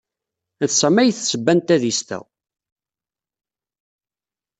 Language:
Kabyle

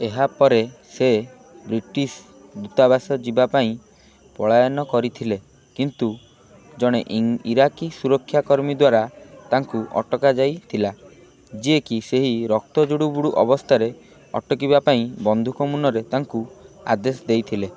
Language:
Odia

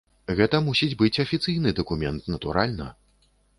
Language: Belarusian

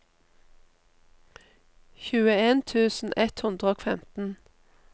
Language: Norwegian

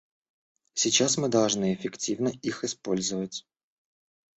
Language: Russian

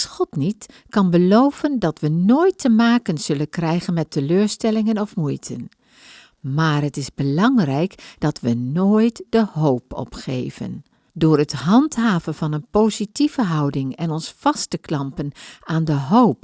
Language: Dutch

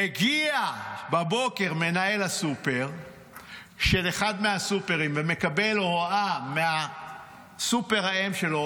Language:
Hebrew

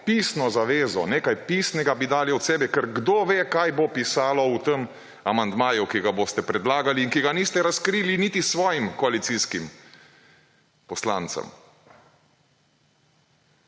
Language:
Slovenian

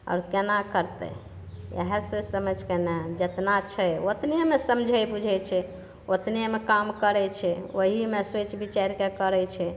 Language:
Maithili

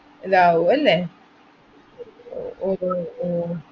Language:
Malayalam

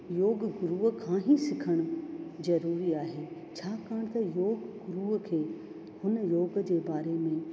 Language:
Sindhi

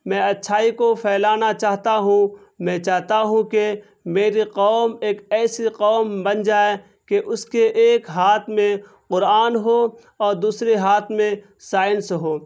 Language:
Urdu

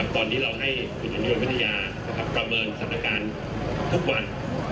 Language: Thai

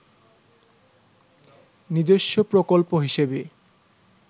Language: Bangla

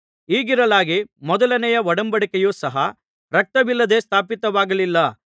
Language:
Kannada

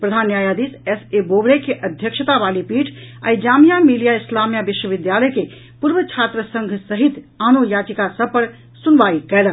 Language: Maithili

